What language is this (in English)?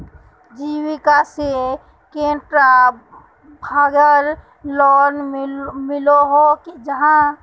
Magahi